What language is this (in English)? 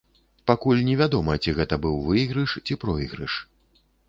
Belarusian